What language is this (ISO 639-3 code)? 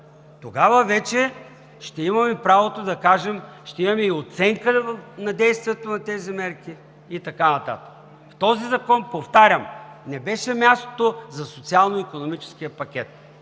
bul